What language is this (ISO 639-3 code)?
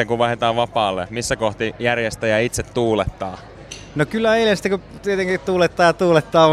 fin